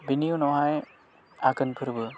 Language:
Bodo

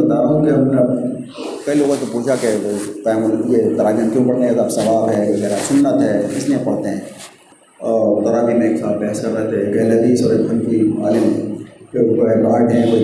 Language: Urdu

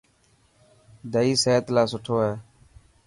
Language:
Dhatki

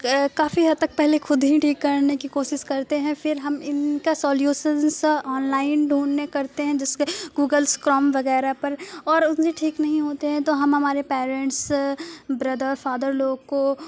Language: Urdu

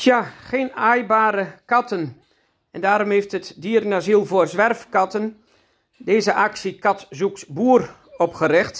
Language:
Dutch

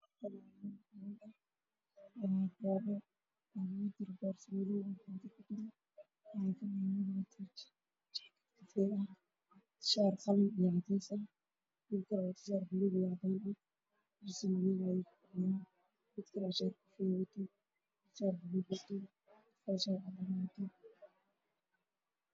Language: Somali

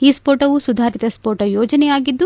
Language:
Kannada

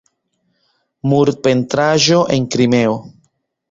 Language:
Esperanto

